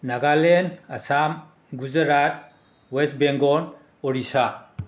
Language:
Manipuri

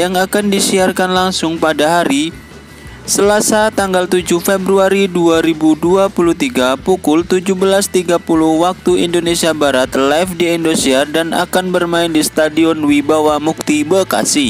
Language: Indonesian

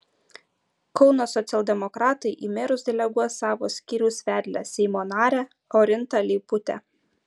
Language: Lithuanian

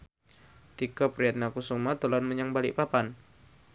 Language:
Javanese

